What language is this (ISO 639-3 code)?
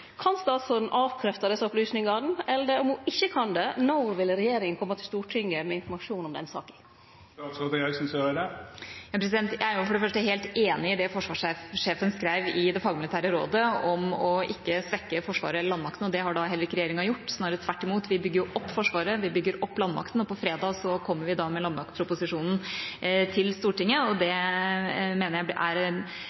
nor